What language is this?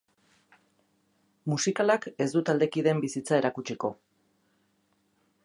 Basque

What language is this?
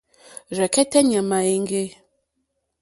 Mokpwe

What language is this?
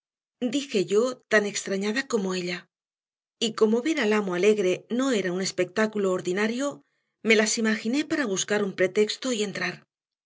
Spanish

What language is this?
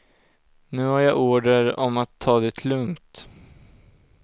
Swedish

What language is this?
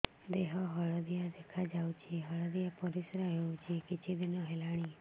Odia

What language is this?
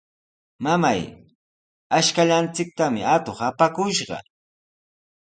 Sihuas Ancash Quechua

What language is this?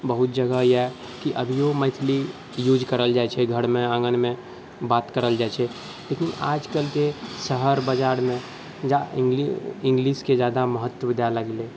Maithili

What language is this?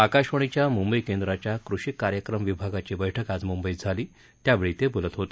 Marathi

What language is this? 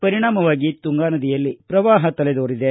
Kannada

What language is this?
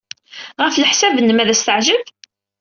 Kabyle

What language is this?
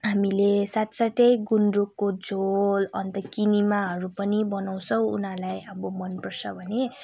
Nepali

